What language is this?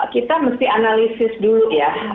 Indonesian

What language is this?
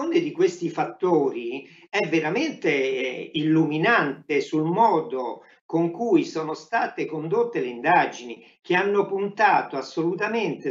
Italian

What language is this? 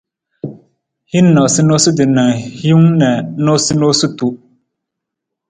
Nawdm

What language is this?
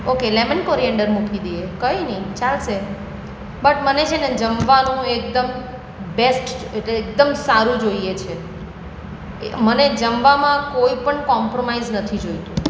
Gujarati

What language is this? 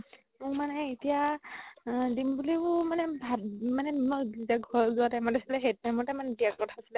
Assamese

